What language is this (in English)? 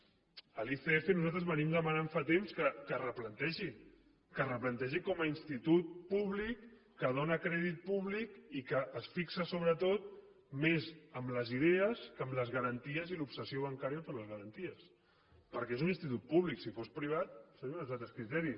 Catalan